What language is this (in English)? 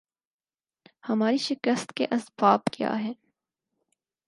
Urdu